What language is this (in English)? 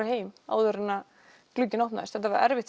Icelandic